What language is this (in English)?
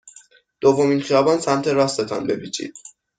Persian